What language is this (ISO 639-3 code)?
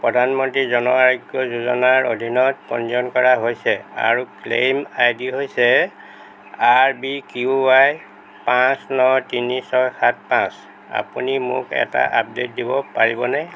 asm